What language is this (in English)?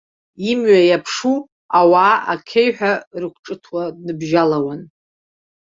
Abkhazian